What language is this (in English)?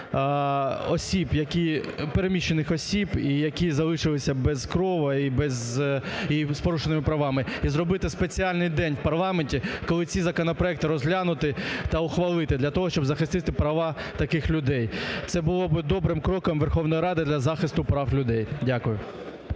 Ukrainian